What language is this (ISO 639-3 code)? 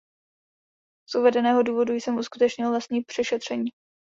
ces